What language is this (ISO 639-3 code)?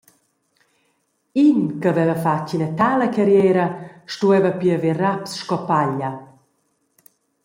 roh